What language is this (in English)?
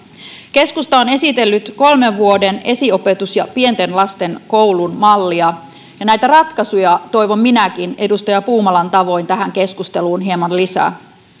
Finnish